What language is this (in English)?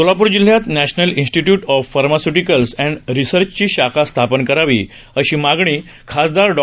Marathi